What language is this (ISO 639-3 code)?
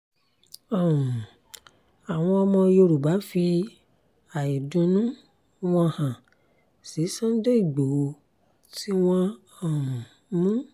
yor